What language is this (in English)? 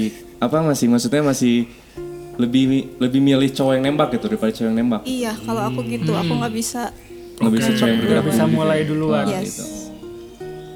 Indonesian